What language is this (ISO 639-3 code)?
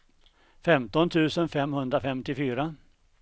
swe